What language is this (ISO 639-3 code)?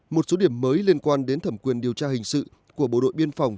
vie